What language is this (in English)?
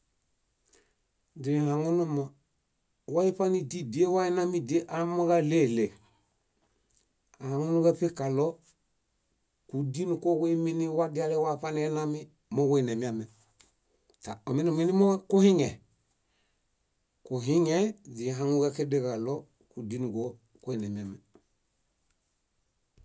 Bayot